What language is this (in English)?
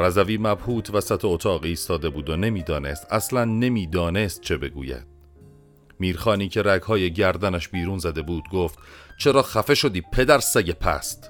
Persian